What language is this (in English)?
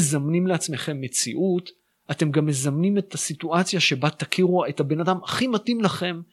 Hebrew